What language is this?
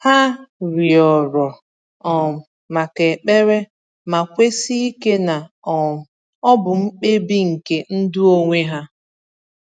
Igbo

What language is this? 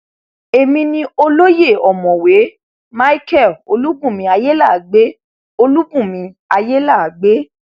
Yoruba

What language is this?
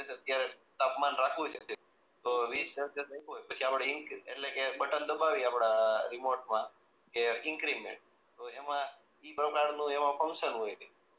Gujarati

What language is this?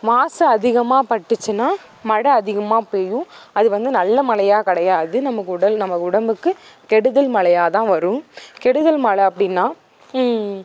Tamil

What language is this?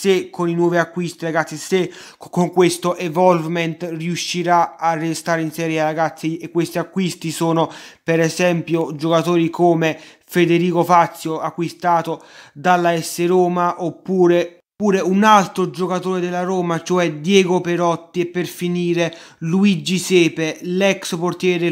Italian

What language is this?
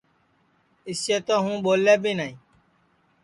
Sansi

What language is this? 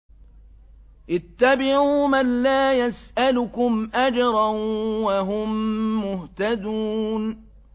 Arabic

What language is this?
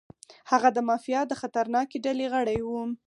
Pashto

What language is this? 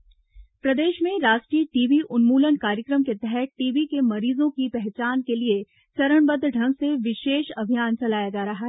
Hindi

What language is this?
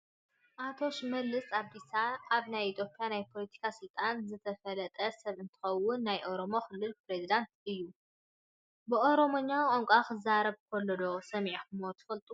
Tigrinya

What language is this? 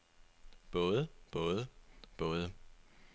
Danish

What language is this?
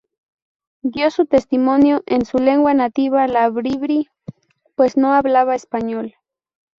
Spanish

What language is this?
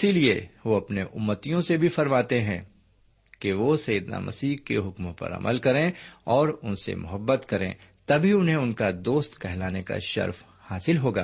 Urdu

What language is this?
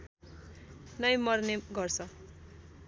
Nepali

